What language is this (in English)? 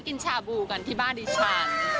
Thai